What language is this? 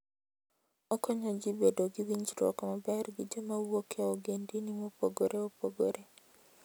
Luo (Kenya and Tanzania)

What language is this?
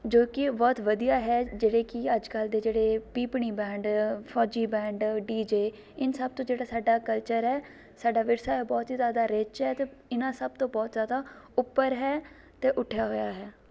Punjabi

